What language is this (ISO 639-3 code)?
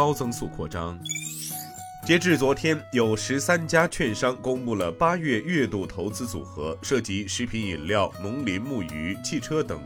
zho